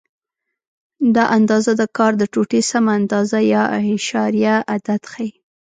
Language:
Pashto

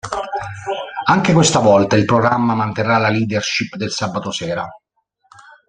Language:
Italian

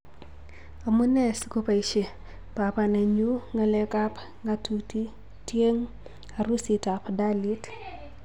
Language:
Kalenjin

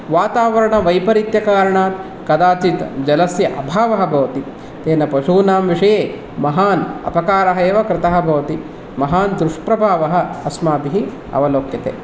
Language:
Sanskrit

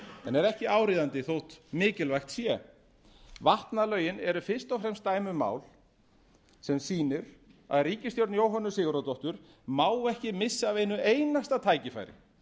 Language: Icelandic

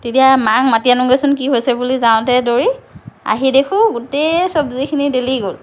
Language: Assamese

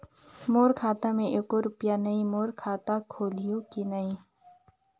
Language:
Chhattisgarhi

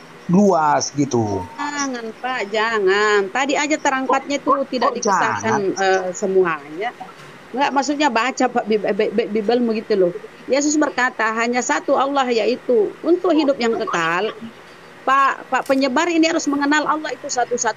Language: Indonesian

